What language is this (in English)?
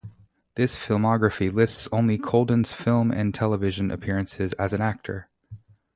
English